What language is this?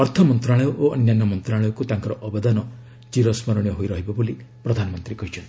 Odia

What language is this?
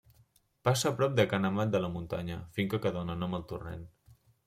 Catalan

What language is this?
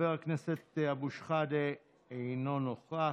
Hebrew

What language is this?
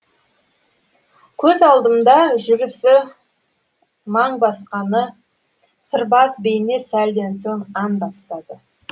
Kazakh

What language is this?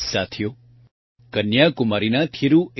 Gujarati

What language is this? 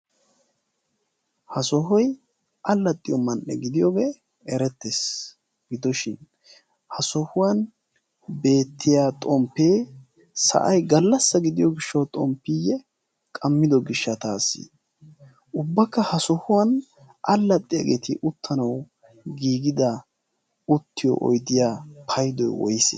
Wolaytta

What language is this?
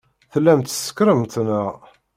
Kabyle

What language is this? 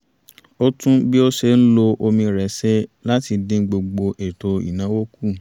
Yoruba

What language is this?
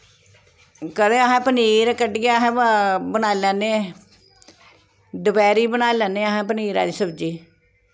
Dogri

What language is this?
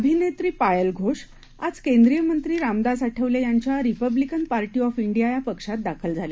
Marathi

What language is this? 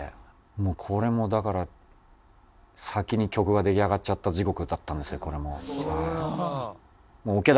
Japanese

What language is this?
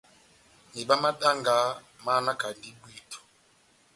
Batanga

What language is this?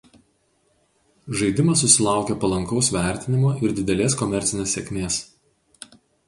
Lithuanian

